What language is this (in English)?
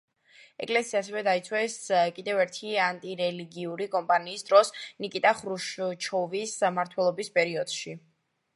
Georgian